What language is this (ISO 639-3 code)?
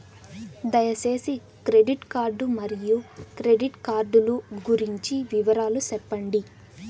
tel